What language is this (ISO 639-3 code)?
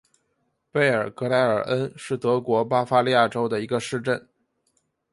zho